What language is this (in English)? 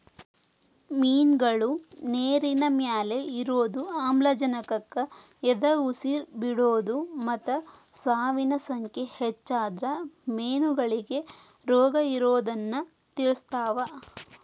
Kannada